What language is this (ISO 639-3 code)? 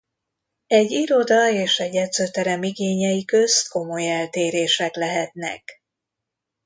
hun